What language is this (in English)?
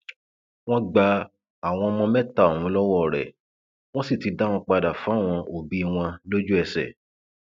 Yoruba